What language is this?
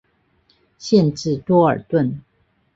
Chinese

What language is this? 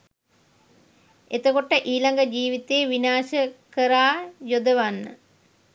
Sinhala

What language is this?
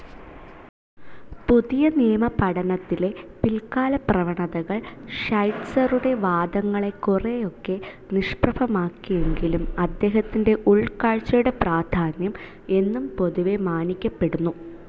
Malayalam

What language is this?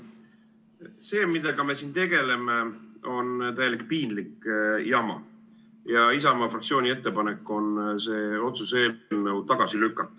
Estonian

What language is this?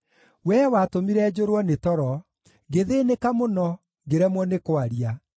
Kikuyu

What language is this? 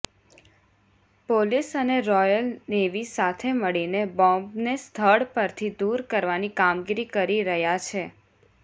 Gujarati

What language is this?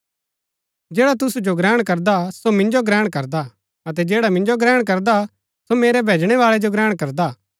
Gaddi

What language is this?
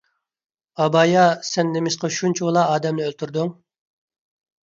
Uyghur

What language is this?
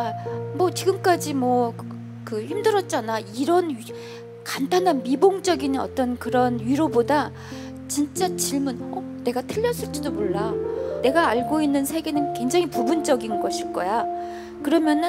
Korean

